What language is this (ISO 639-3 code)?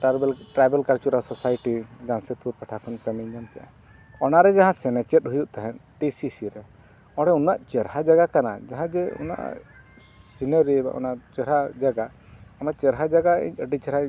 sat